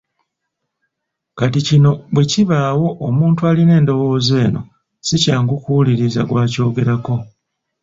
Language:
Ganda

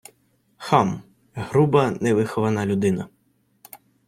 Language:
Ukrainian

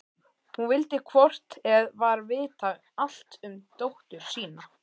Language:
Icelandic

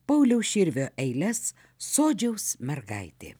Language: Lithuanian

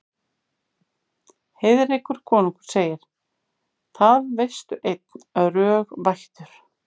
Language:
Icelandic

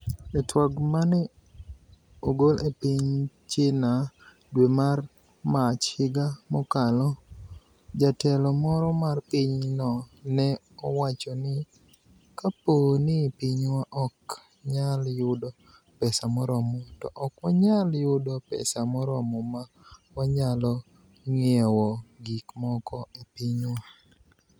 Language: Luo (Kenya and Tanzania)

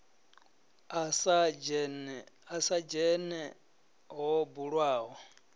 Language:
Venda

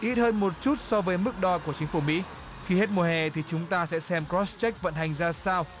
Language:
Vietnamese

